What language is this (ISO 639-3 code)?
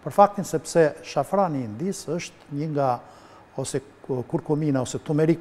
ron